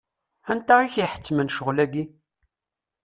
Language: Kabyle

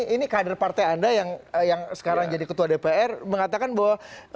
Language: Indonesian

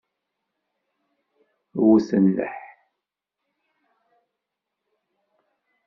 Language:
Kabyle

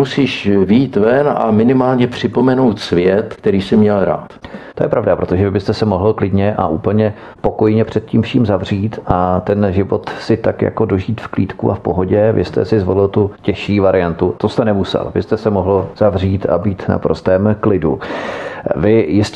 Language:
Czech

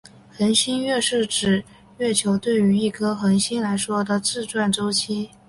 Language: Chinese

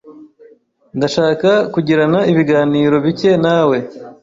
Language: Kinyarwanda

